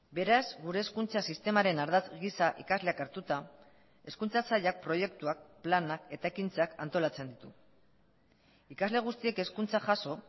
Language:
Basque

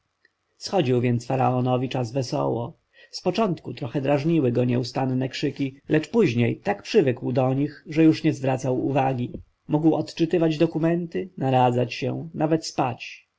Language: Polish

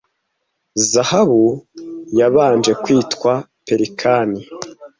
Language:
Kinyarwanda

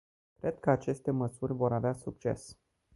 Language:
Romanian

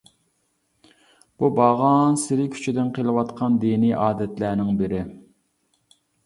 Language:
Uyghur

